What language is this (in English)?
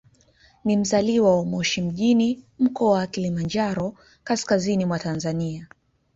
Swahili